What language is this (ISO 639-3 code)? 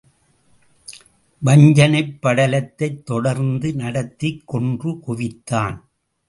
tam